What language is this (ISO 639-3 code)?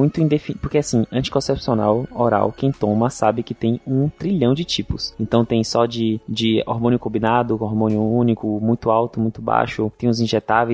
por